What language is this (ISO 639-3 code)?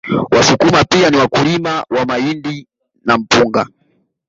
swa